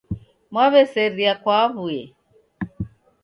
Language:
Taita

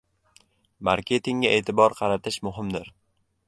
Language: Uzbek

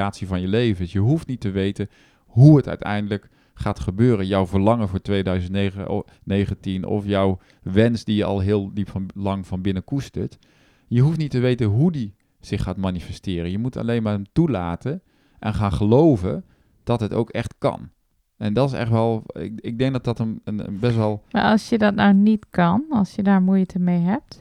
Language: Dutch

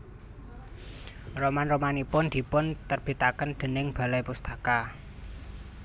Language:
Javanese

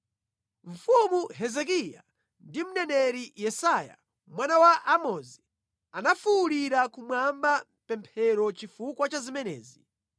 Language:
Nyanja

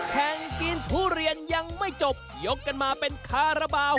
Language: Thai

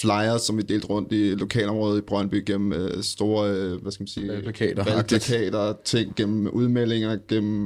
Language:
Danish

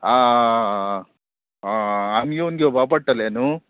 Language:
Konkani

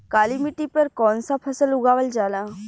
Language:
Bhojpuri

